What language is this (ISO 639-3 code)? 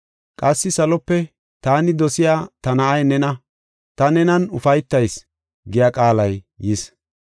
gof